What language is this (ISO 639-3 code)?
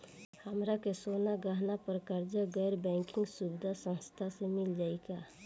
bho